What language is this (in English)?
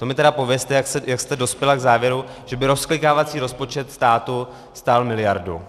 Czech